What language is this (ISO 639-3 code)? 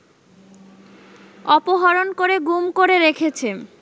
ben